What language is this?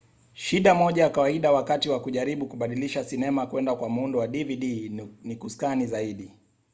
Swahili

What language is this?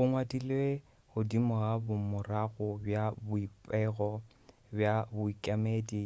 Northern Sotho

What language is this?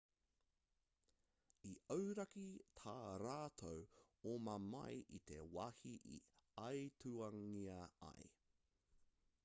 Māori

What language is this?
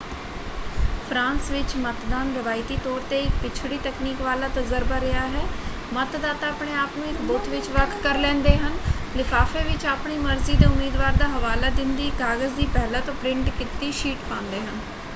Punjabi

